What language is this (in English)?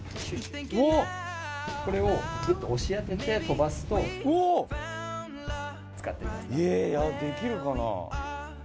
Japanese